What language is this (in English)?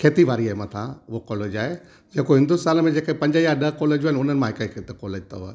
Sindhi